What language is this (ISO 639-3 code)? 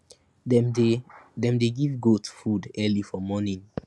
pcm